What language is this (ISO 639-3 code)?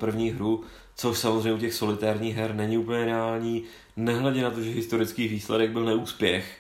ces